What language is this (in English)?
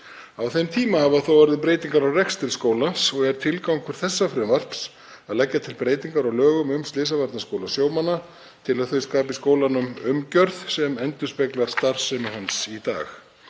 Icelandic